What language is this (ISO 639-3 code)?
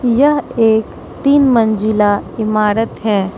hin